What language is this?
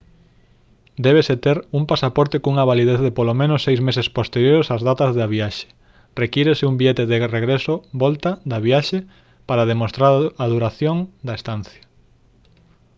Galician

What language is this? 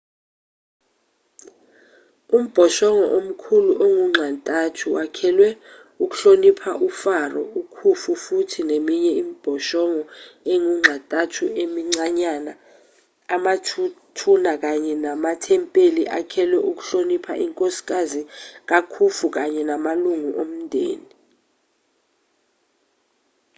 Zulu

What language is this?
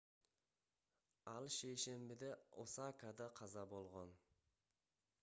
Kyrgyz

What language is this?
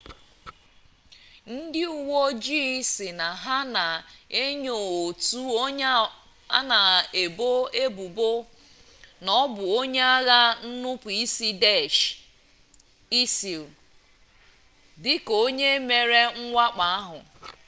Igbo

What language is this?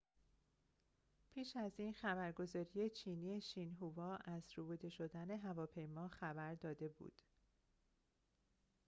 Persian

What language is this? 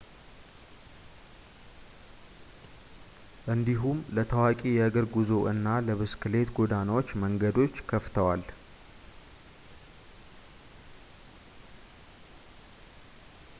Amharic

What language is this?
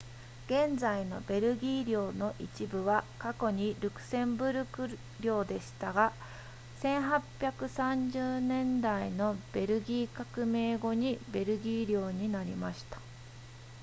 Japanese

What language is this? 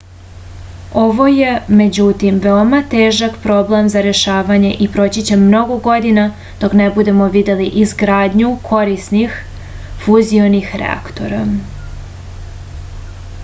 Serbian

